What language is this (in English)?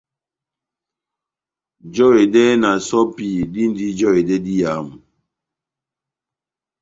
Batanga